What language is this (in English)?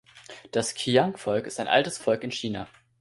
German